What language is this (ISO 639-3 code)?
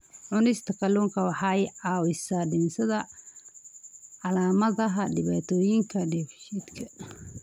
som